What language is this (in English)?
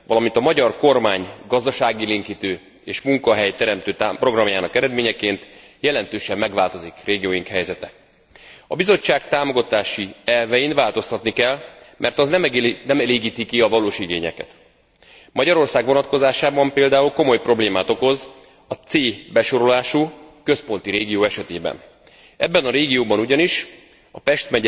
Hungarian